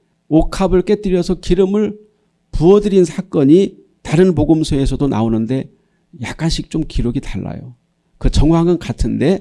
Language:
Korean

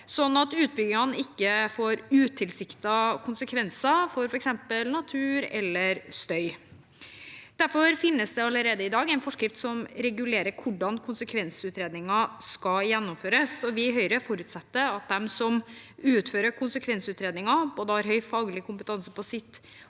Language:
Norwegian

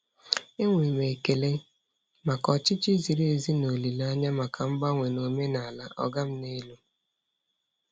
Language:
Igbo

